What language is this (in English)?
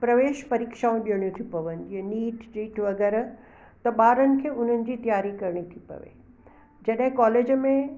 Sindhi